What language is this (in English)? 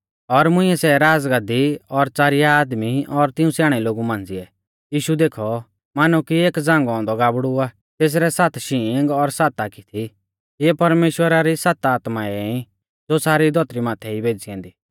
Mahasu Pahari